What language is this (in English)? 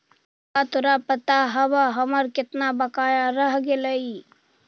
Magahi